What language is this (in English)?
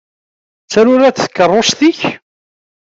Kabyle